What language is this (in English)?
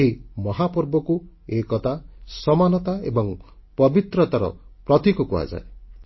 Odia